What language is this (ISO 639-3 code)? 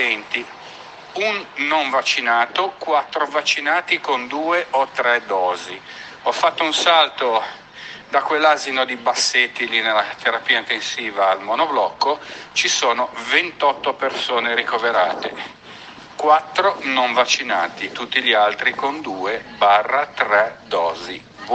ita